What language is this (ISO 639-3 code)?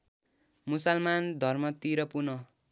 nep